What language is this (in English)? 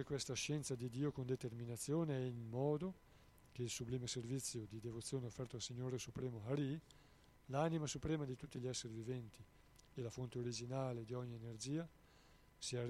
Italian